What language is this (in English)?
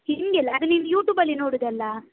Kannada